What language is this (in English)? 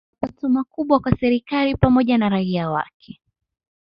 Swahili